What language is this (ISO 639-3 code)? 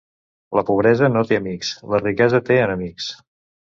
cat